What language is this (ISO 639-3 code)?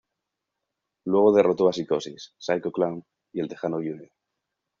spa